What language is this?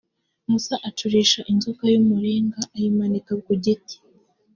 Kinyarwanda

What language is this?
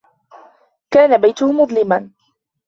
Arabic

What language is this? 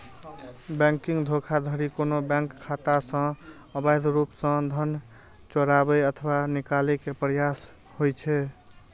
Maithili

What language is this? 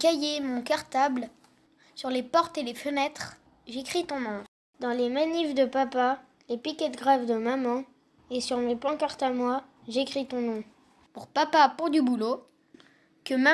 French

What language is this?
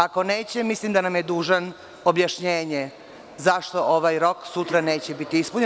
Serbian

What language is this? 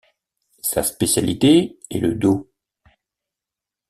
French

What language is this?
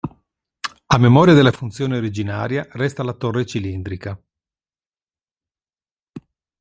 Italian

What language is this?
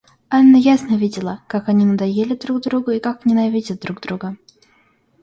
Russian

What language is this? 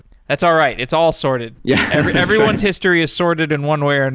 English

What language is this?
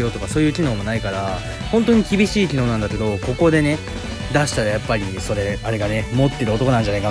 Japanese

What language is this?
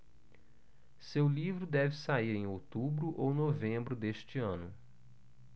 Portuguese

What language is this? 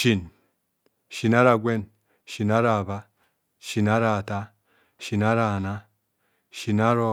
Kohumono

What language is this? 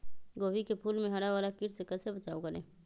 Magahi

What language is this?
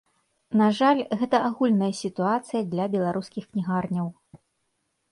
Belarusian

